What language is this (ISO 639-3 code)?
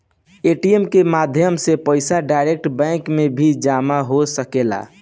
bho